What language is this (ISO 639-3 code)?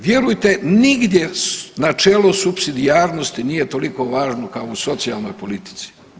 hrv